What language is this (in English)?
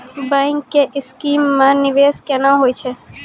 Maithili